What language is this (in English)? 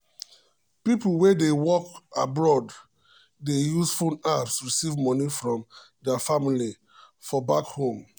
Nigerian Pidgin